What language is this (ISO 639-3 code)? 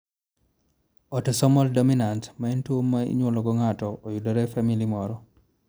luo